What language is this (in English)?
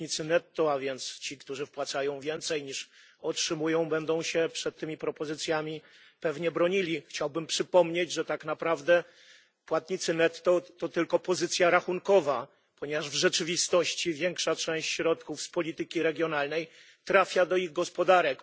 Polish